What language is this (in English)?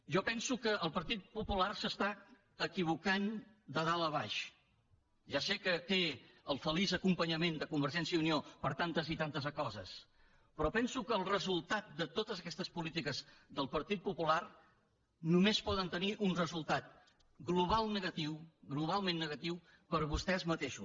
Catalan